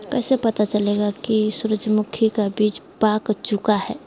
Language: Magahi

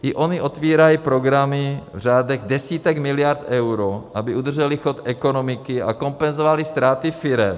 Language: Czech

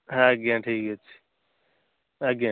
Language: Odia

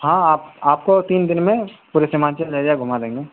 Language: Urdu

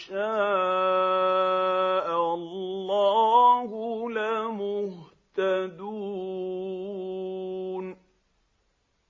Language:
Arabic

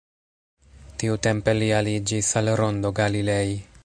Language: Esperanto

